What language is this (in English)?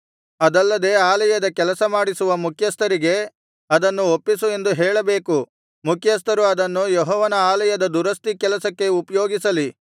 Kannada